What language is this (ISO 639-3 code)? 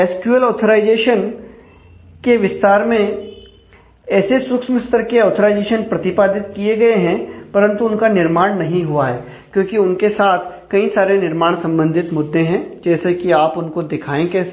hin